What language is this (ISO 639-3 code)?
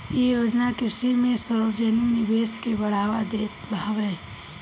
bho